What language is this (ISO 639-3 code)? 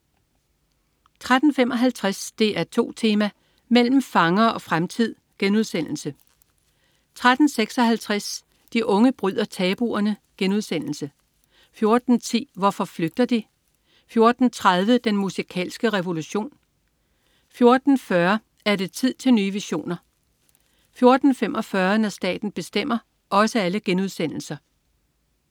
dan